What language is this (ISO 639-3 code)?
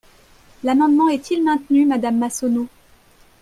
fra